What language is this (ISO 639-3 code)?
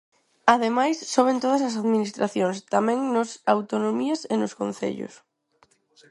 glg